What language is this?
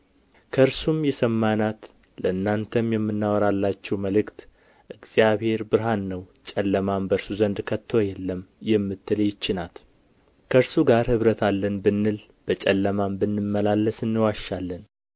Amharic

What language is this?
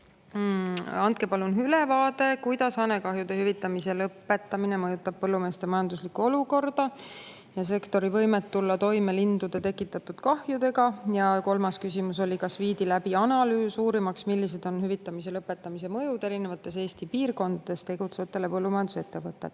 Estonian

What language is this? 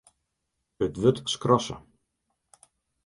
Western Frisian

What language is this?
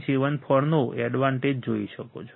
Gujarati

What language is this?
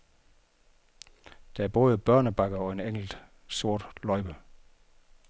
Danish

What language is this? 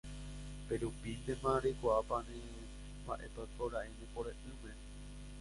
Guarani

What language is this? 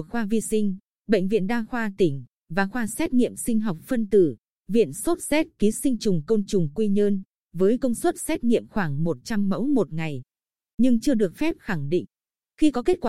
Vietnamese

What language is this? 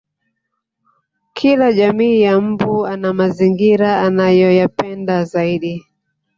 Swahili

